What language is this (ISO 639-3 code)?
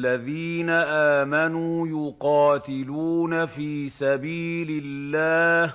ara